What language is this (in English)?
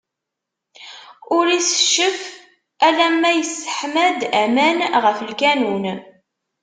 Kabyle